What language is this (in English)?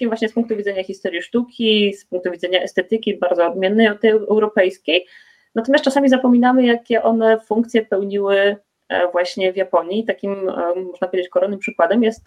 Polish